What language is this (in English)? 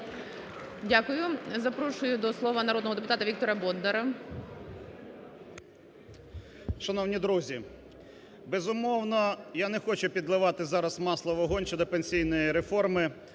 Ukrainian